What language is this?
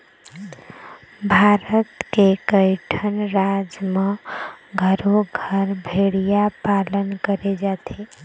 Chhattisgarhi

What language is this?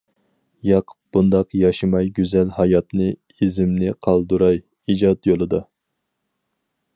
Uyghur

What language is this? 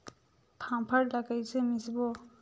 Chhattisgarhi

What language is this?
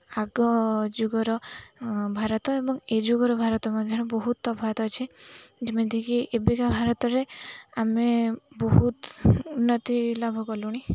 Odia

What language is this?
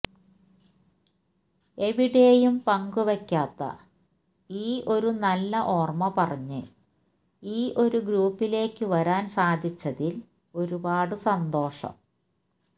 Malayalam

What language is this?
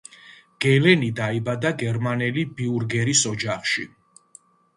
Georgian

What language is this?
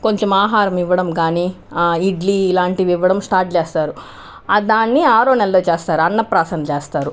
Telugu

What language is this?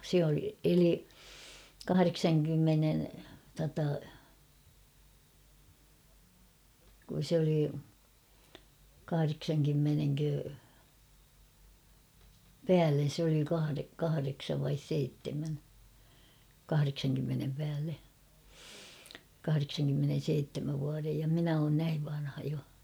Finnish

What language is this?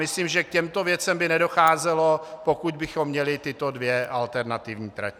Czech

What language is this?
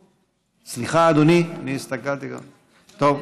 Hebrew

